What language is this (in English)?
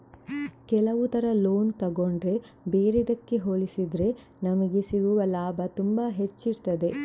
Kannada